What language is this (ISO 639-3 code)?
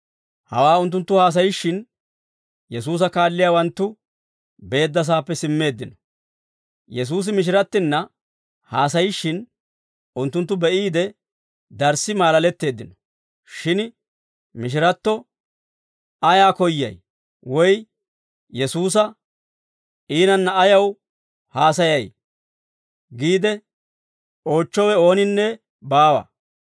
dwr